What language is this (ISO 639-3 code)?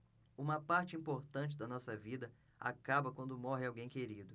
por